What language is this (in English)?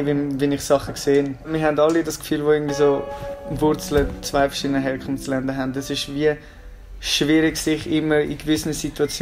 German